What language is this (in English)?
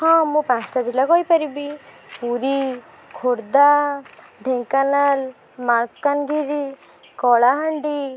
Odia